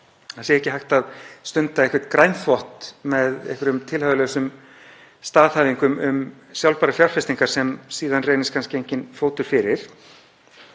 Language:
Icelandic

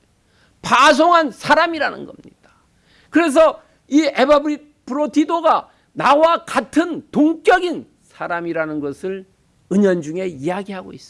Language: Korean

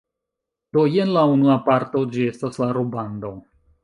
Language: Esperanto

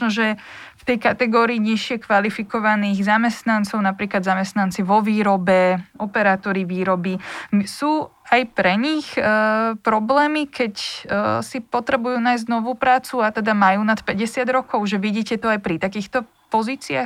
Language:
Slovak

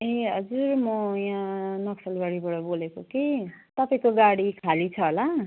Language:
Nepali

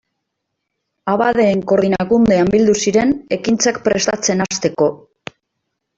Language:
Basque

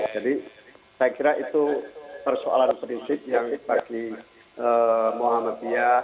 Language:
Indonesian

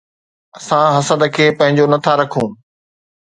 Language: Sindhi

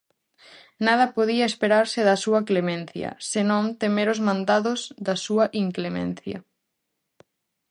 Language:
Galician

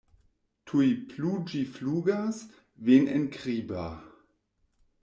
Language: Esperanto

